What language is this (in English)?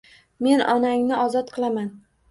Uzbek